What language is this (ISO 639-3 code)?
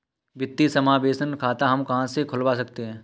hin